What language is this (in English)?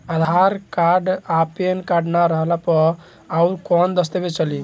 Bhojpuri